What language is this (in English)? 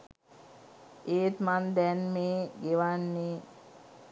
Sinhala